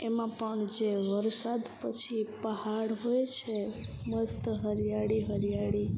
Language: Gujarati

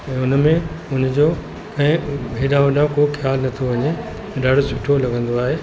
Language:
Sindhi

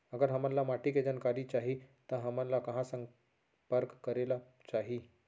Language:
Chhattisgarhi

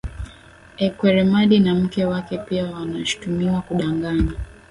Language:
Swahili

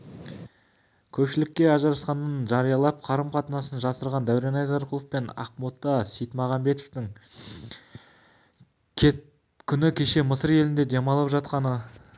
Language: Kazakh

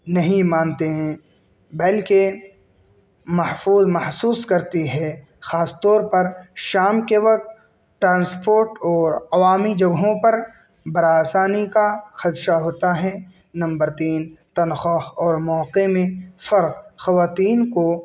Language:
Urdu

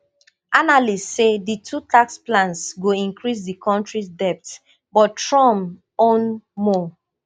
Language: Nigerian Pidgin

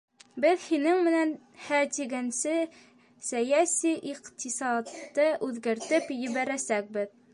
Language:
Bashkir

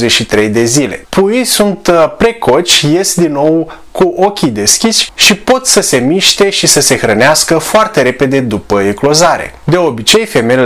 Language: Romanian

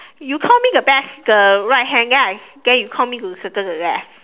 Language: English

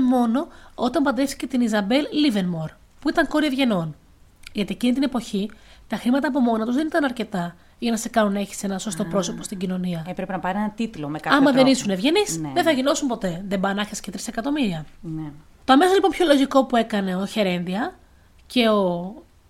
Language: Greek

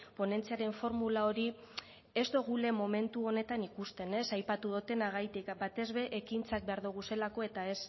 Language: Basque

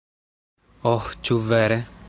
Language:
Esperanto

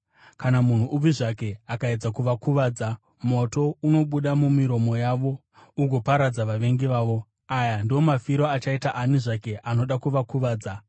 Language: Shona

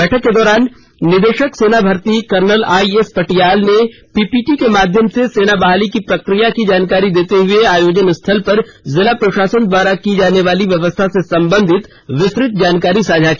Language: Hindi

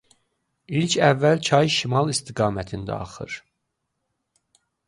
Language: Azerbaijani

